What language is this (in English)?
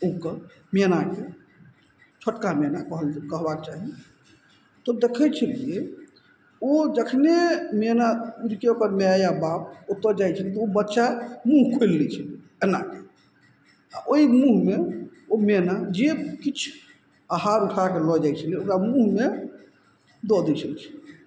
Maithili